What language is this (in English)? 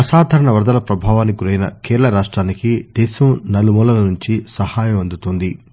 Telugu